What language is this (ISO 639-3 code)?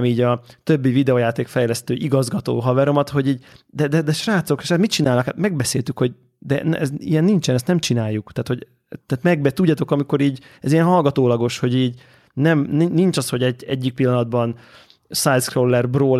hun